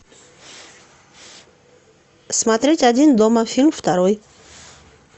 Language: Russian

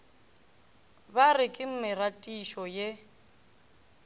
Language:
Northern Sotho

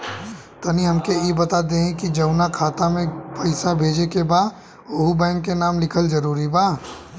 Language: Bhojpuri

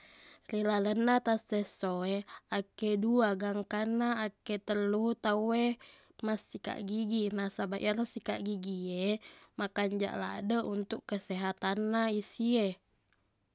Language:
Buginese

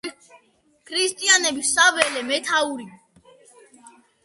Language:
Georgian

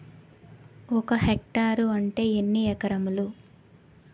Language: Telugu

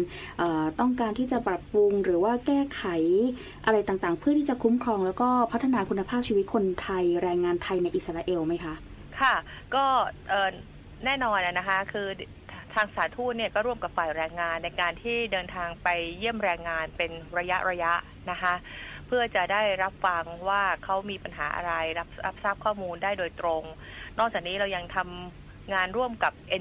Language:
Thai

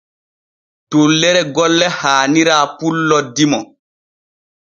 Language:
Borgu Fulfulde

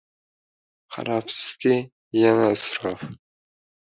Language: Uzbek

